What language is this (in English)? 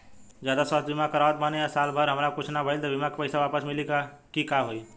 Bhojpuri